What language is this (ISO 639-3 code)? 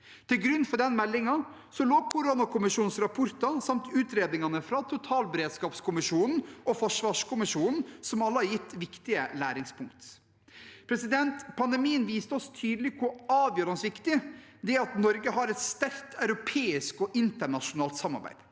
nor